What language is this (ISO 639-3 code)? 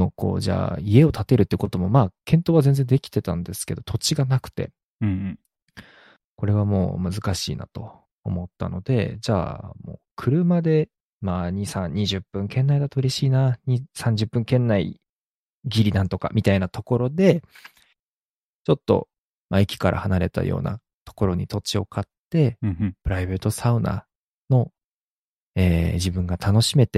jpn